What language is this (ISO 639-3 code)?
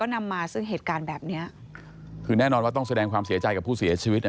tha